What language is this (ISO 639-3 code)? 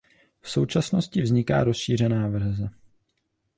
ces